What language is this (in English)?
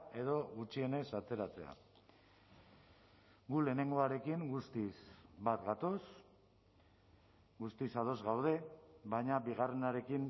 Basque